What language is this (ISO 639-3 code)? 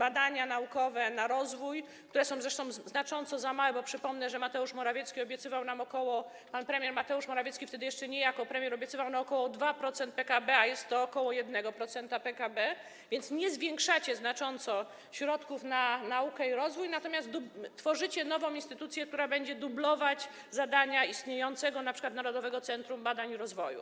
pol